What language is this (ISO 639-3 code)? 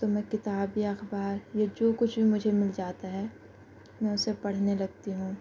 urd